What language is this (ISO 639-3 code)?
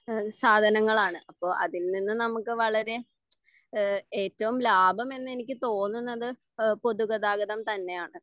mal